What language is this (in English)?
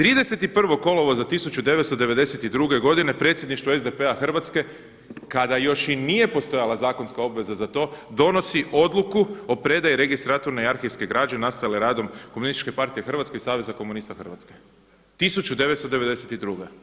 Croatian